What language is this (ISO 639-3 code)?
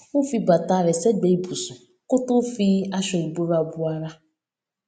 yor